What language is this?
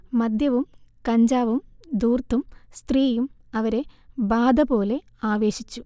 Malayalam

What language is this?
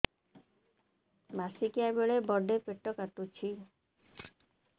Odia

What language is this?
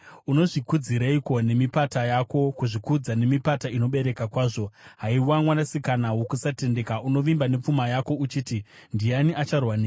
Shona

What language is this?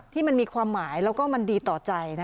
Thai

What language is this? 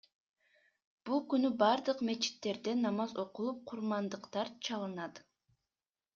Kyrgyz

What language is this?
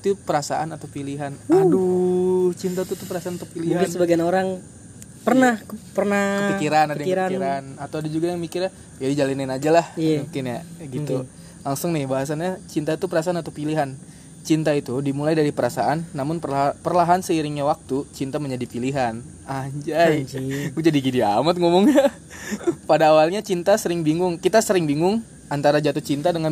Indonesian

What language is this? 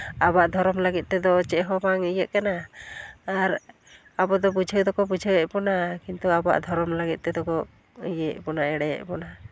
Santali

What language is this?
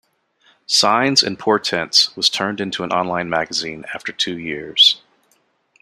English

